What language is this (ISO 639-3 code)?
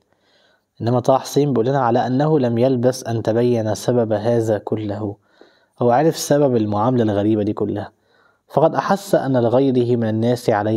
ara